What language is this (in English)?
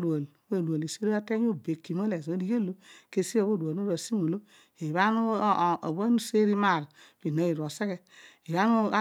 Odual